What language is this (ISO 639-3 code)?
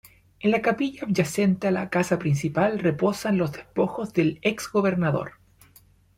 spa